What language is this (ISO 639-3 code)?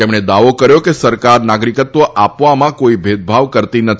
guj